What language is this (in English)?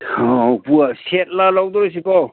Manipuri